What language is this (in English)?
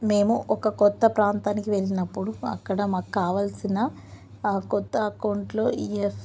Telugu